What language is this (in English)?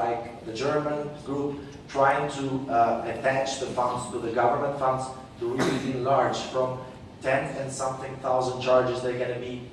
English